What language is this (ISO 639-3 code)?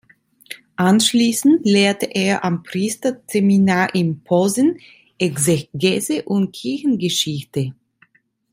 deu